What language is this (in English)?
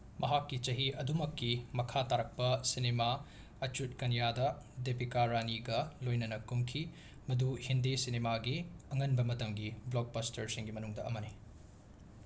Manipuri